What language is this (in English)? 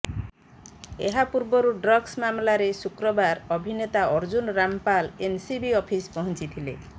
Odia